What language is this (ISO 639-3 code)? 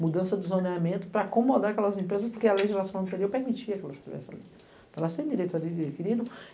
por